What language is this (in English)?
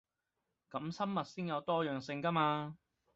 Cantonese